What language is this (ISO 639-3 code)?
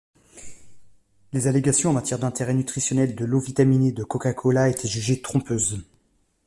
fra